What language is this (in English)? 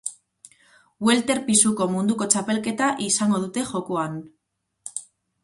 Basque